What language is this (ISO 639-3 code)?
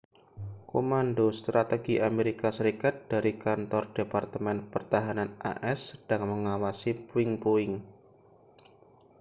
ind